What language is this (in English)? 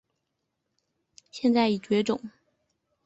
Chinese